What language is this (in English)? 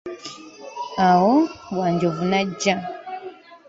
Ganda